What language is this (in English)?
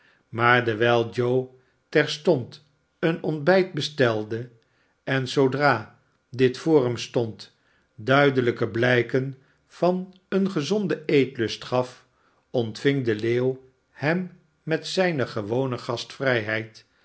Dutch